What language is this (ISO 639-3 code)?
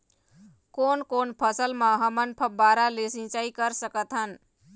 hne